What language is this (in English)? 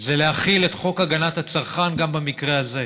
Hebrew